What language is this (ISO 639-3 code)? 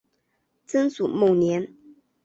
zho